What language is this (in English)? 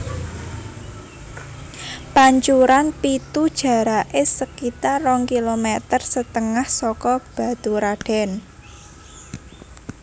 Javanese